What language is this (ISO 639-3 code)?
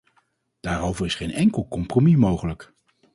nld